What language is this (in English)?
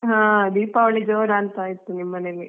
Kannada